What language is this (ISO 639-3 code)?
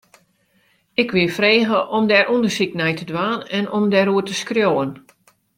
fry